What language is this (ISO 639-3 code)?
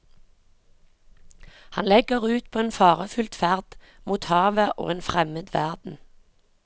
nor